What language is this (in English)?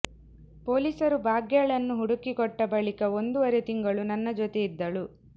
Kannada